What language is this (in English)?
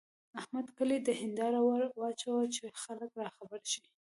Pashto